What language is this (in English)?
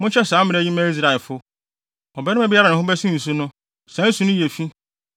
Akan